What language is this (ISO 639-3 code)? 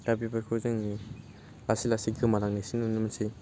brx